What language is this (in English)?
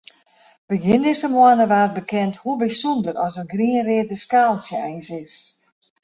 Western Frisian